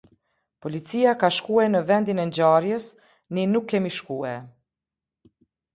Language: Albanian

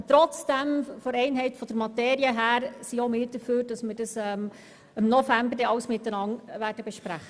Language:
Swiss German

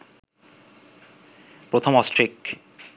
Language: Bangla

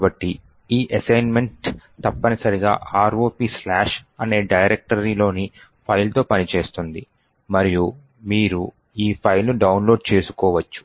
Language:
Telugu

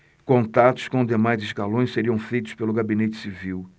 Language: Portuguese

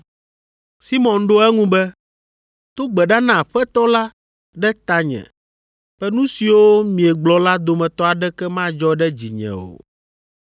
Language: Ewe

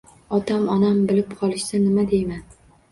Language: Uzbek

